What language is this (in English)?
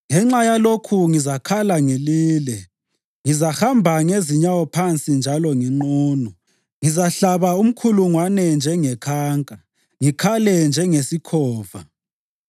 North Ndebele